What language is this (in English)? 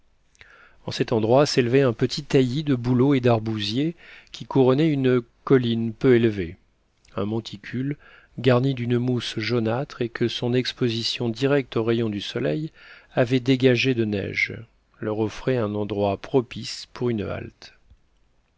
French